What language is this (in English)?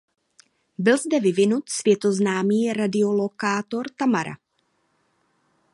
Czech